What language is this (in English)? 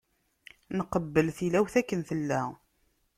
Kabyle